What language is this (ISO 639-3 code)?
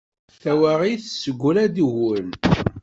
kab